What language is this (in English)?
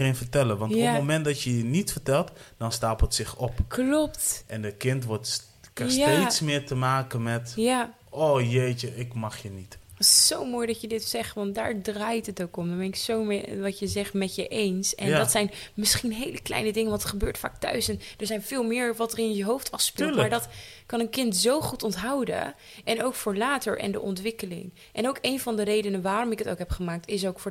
Dutch